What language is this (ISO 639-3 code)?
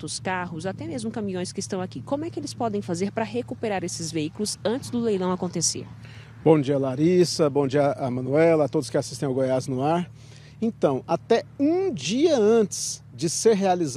por